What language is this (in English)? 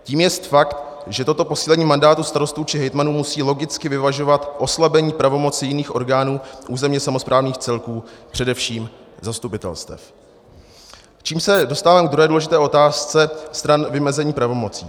Czech